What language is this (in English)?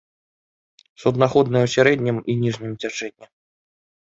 Belarusian